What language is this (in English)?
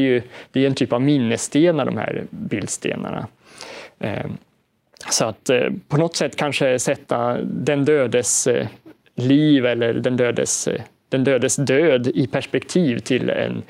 Swedish